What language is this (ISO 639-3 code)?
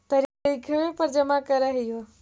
mag